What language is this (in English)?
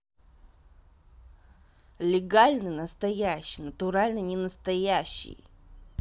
Russian